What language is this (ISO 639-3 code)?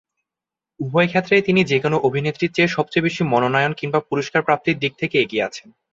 ben